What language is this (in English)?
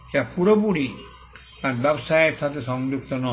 Bangla